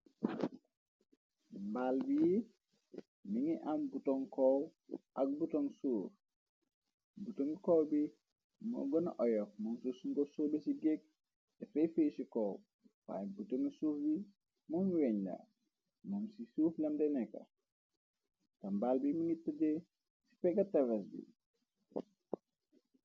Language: Wolof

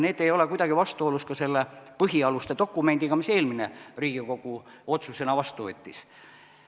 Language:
Estonian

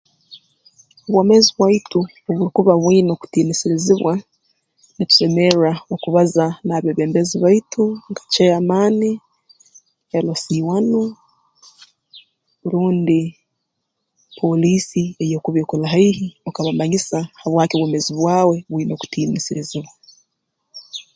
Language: Tooro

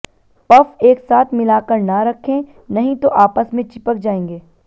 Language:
Hindi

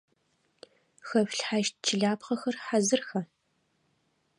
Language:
Adyghe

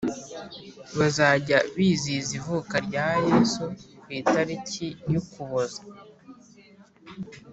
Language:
Kinyarwanda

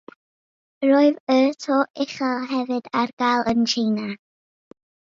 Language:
Welsh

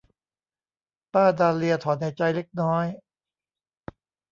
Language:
Thai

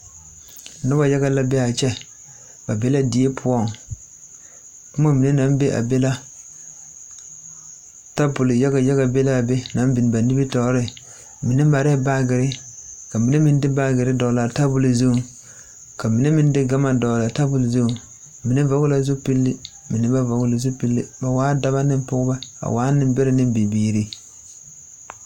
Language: Southern Dagaare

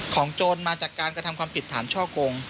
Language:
Thai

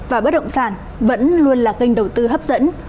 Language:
Vietnamese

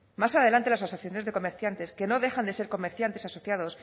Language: Spanish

